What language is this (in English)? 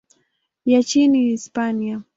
Swahili